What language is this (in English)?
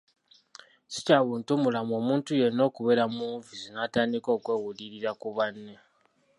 Ganda